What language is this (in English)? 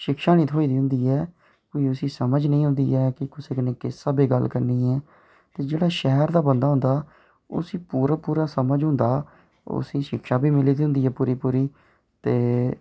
Dogri